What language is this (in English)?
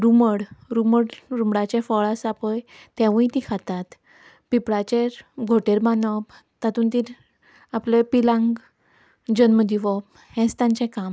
Konkani